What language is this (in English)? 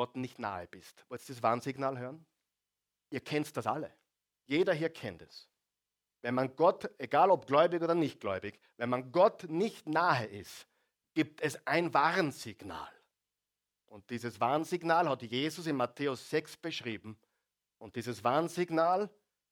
German